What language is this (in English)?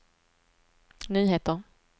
Swedish